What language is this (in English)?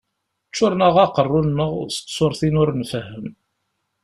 Kabyle